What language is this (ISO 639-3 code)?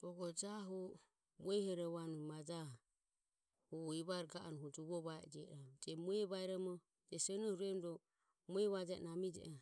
aom